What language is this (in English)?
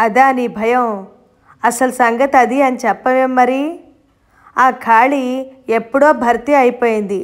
Telugu